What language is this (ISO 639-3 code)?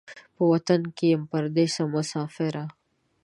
pus